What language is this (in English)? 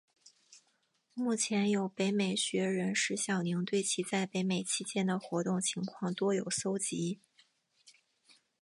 Chinese